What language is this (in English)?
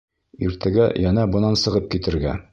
Bashkir